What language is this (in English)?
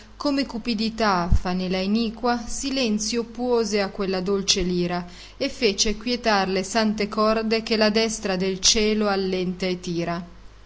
Italian